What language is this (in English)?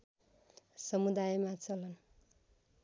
Nepali